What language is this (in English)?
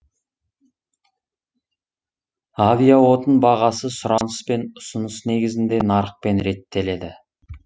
Kazakh